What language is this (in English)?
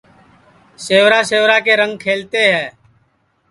Sansi